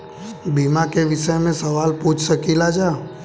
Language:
Bhojpuri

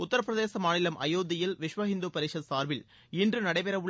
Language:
Tamil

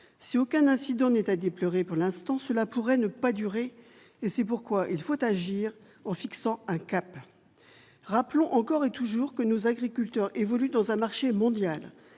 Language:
French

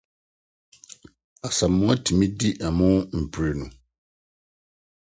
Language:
Akan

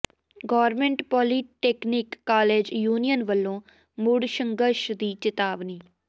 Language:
Punjabi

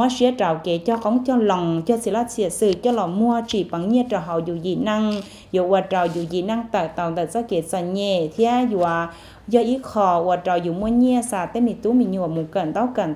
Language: Vietnamese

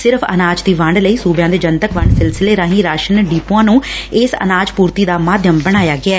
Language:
Punjabi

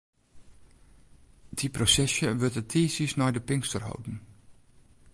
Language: Western Frisian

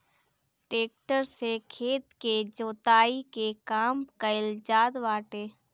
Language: Bhojpuri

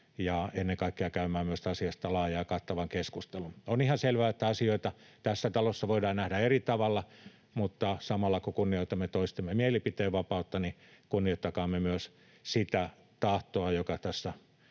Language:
Finnish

